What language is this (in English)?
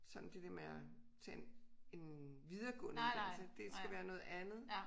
Danish